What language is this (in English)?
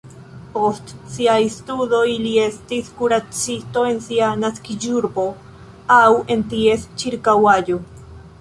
Esperanto